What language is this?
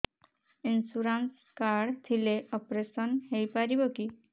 Odia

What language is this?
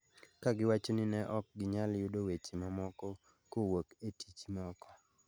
Luo (Kenya and Tanzania)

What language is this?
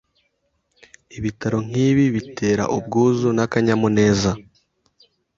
Kinyarwanda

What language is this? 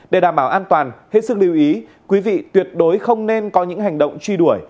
Vietnamese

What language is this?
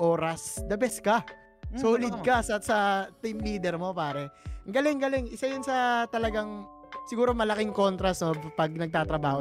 Filipino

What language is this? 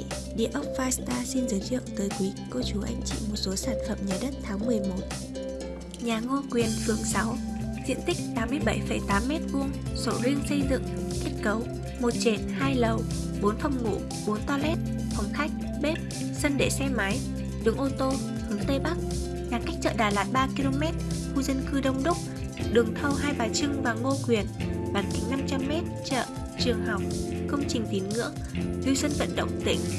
Vietnamese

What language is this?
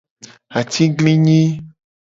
Gen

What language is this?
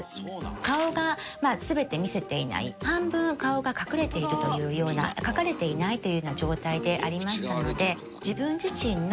Japanese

